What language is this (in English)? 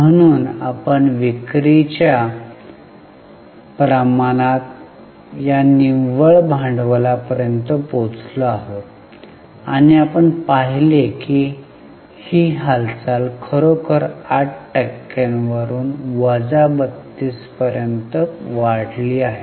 Marathi